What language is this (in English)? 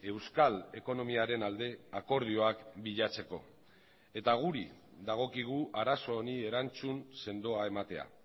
Basque